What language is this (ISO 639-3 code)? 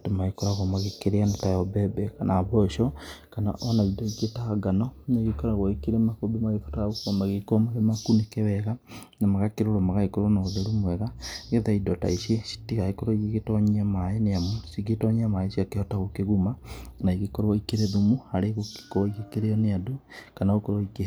kik